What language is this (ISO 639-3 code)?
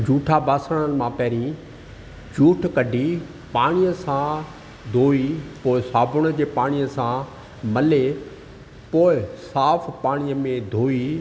snd